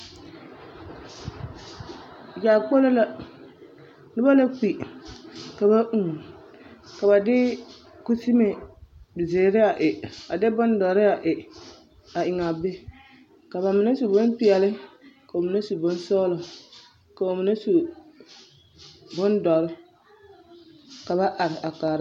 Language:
Southern Dagaare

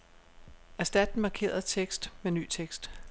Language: Danish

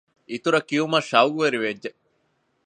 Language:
Divehi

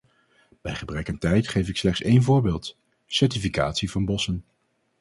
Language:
Dutch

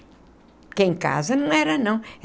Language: Portuguese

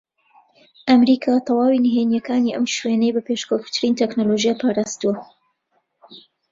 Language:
Central Kurdish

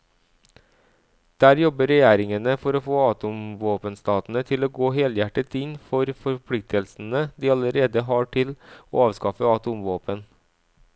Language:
Norwegian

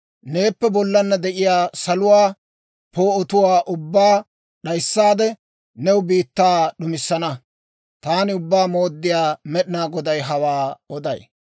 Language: Dawro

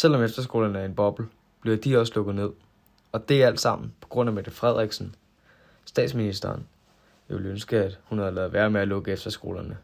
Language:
Danish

